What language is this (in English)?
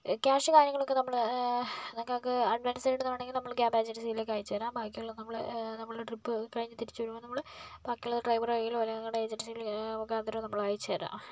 Malayalam